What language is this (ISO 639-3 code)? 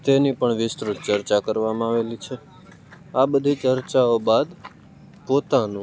guj